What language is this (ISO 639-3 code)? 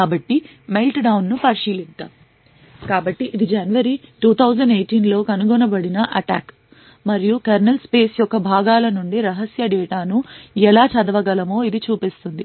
tel